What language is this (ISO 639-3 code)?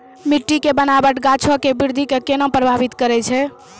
mai